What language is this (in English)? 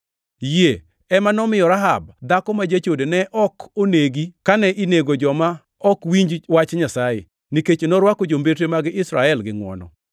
Luo (Kenya and Tanzania)